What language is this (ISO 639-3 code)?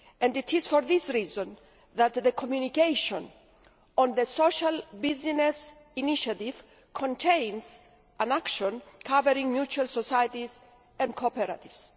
eng